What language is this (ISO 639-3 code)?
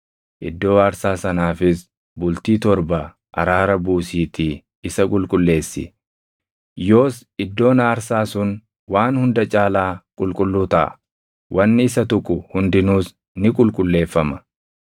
orm